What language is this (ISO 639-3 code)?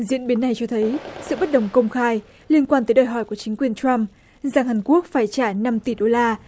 vie